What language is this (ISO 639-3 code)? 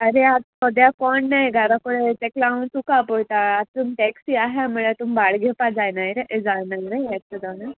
kok